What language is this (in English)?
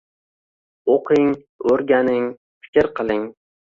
Uzbek